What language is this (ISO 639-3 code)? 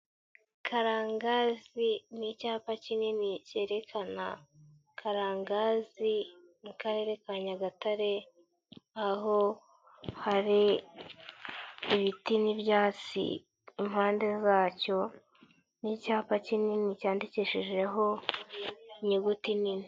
kin